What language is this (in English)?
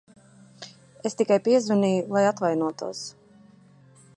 Latvian